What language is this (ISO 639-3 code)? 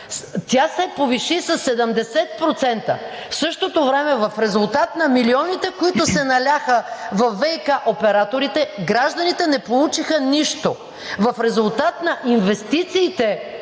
bul